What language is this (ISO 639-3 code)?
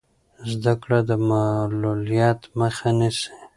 pus